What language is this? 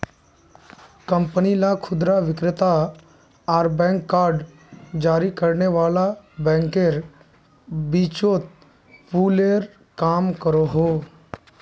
Magahi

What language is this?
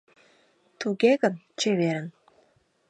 Mari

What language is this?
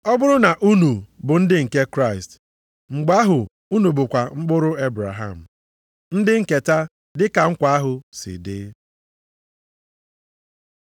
Igbo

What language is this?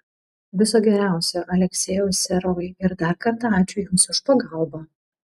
Lithuanian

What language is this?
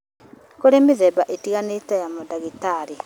Kikuyu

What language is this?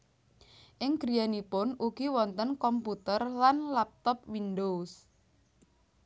Javanese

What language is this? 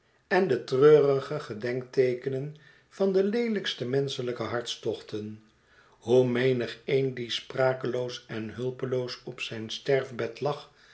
Dutch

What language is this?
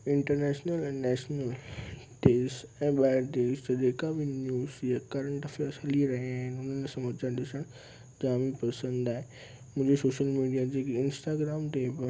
Sindhi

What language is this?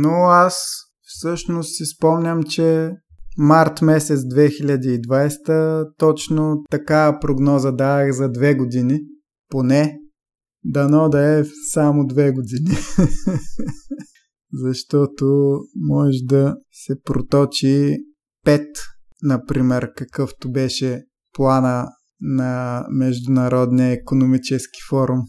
Bulgarian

